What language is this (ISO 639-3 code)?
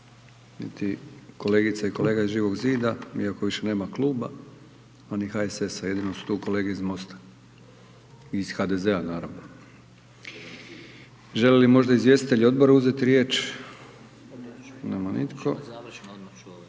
hrv